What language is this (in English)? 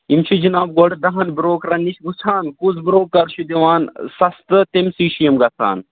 Kashmiri